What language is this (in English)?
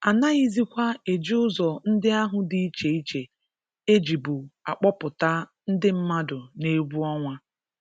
Igbo